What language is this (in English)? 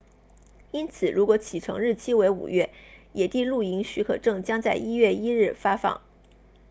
Chinese